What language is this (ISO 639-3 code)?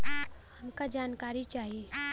bho